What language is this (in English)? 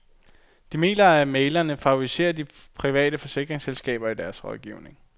Danish